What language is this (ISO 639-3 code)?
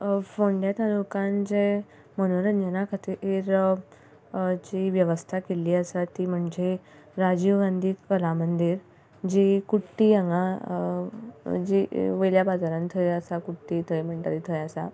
kok